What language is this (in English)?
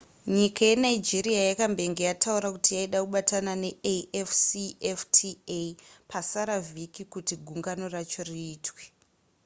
Shona